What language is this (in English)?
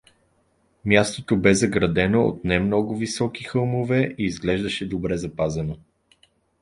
Bulgarian